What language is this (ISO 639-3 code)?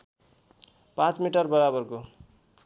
nep